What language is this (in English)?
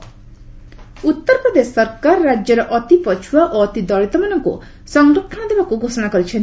Odia